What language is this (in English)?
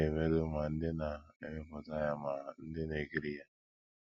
Igbo